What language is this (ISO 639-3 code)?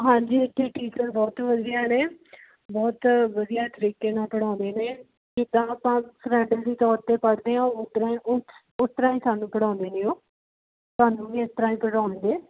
pan